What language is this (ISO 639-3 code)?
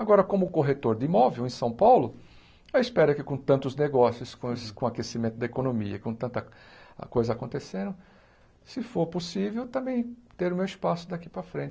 por